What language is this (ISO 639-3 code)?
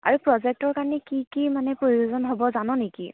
asm